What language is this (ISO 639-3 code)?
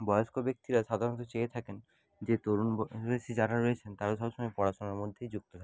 ben